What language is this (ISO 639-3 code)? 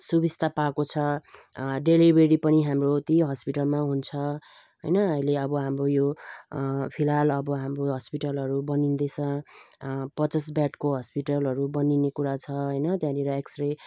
nep